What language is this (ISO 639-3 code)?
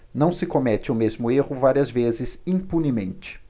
por